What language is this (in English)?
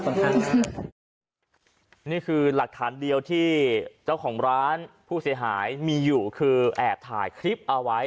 Thai